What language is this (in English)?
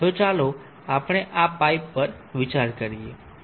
Gujarati